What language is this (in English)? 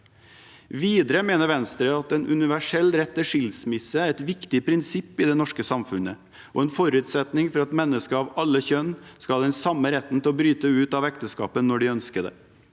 Norwegian